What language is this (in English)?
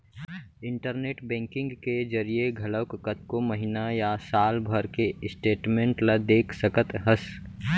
Chhattisgarhi